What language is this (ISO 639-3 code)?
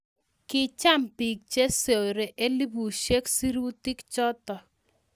kln